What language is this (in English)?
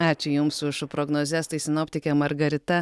Lithuanian